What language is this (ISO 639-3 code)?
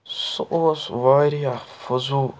kas